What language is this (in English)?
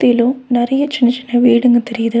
Tamil